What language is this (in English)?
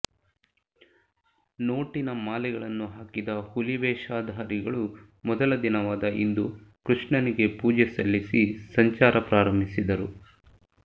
Kannada